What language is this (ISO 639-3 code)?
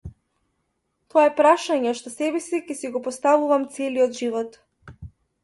mkd